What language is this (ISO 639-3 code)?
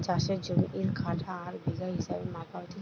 ben